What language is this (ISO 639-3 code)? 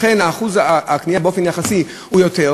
heb